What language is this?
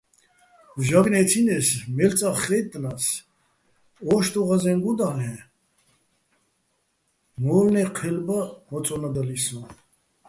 Bats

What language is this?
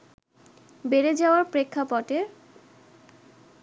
Bangla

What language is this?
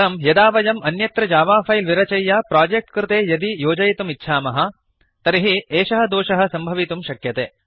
Sanskrit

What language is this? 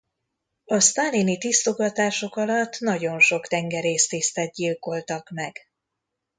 Hungarian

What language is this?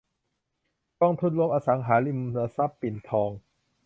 Thai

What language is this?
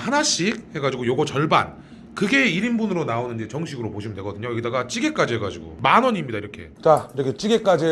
Korean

